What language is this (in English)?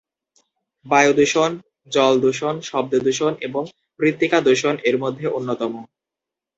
Bangla